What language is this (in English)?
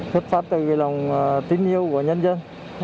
Vietnamese